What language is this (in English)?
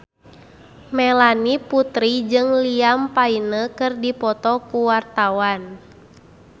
Sundanese